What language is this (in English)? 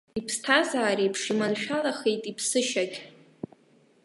Abkhazian